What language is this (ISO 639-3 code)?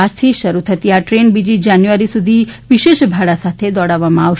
guj